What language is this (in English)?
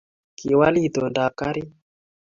Kalenjin